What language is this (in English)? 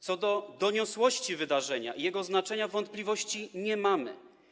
Polish